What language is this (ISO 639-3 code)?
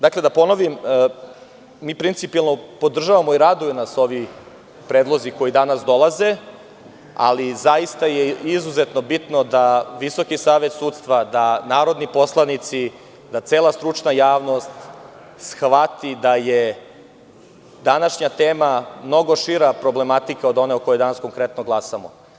srp